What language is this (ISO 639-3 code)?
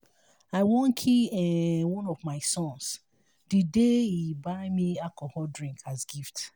pcm